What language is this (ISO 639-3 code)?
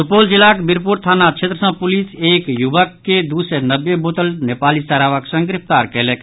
mai